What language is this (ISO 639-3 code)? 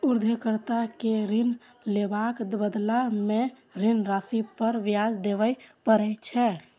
mai